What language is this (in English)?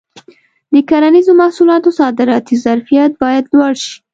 Pashto